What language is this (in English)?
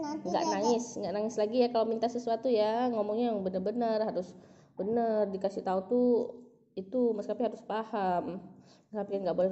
Indonesian